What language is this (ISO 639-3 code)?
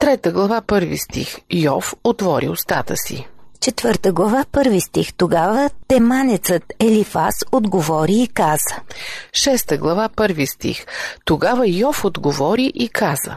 bul